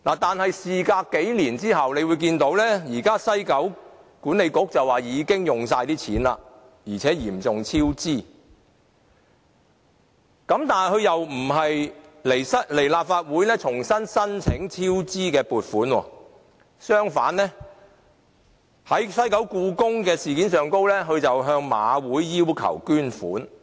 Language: Cantonese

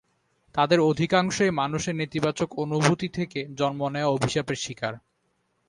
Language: Bangla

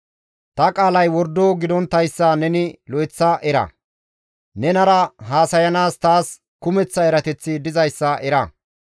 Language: Gamo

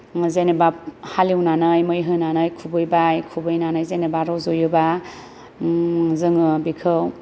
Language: Bodo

